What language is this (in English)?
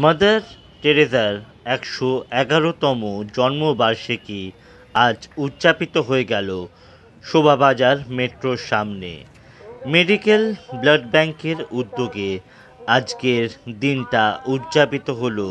Turkish